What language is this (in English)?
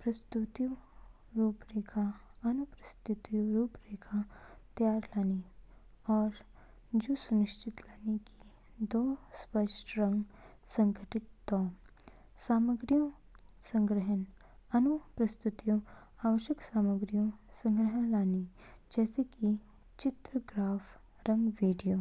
Kinnauri